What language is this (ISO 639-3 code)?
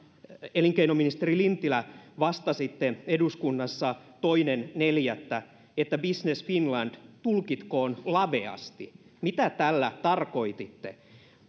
fin